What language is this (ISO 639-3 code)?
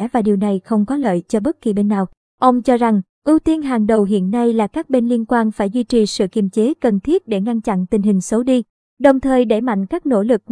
vie